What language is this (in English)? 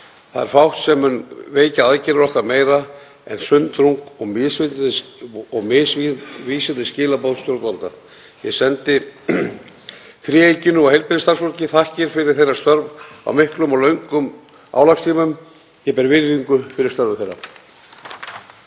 Icelandic